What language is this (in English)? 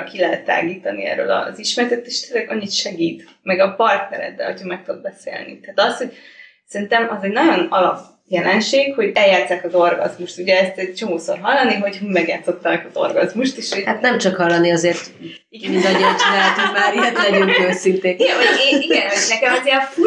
Hungarian